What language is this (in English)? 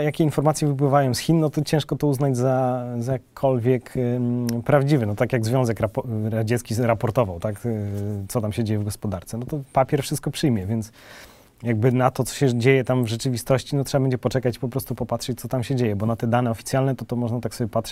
Polish